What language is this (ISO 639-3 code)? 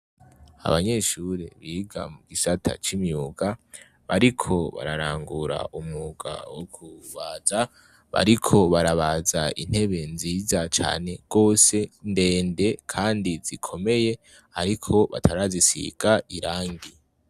run